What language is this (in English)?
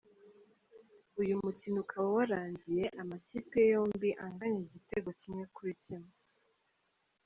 Kinyarwanda